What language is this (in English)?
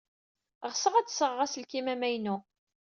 Kabyle